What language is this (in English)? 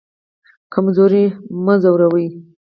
Pashto